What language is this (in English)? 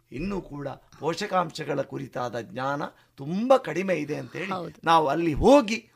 Kannada